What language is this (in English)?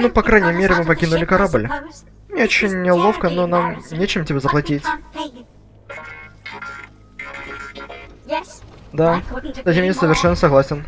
Russian